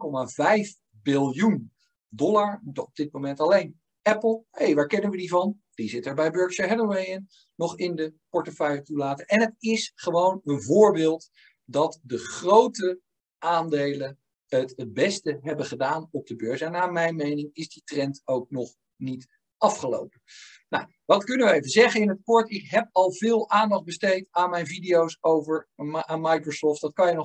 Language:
Dutch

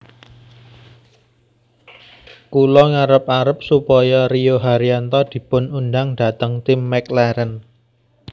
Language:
Javanese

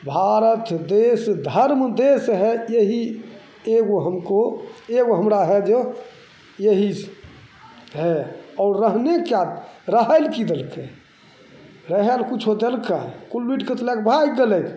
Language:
Maithili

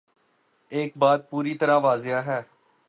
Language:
Urdu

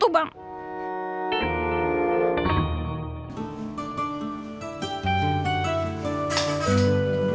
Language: Indonesian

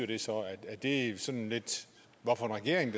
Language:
Danish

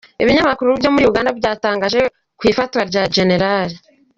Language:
Kinyarwanda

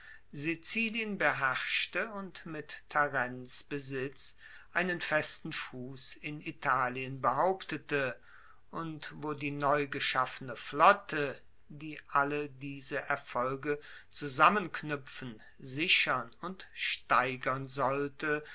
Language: German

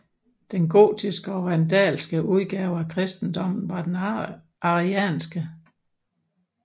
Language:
Danish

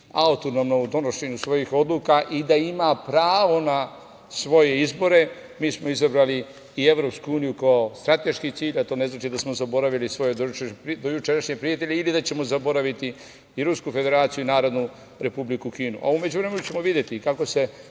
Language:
Serbian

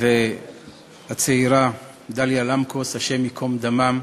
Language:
Hebrew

